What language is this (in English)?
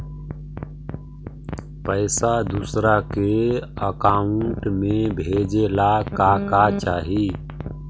Magahi